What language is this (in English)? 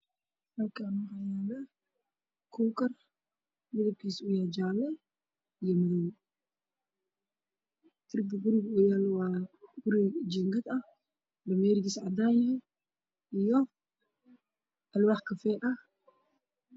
Somali